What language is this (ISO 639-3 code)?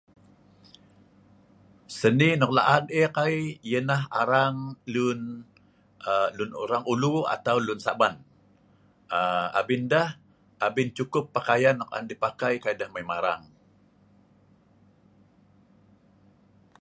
snv